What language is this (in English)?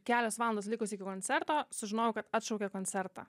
Lithuanian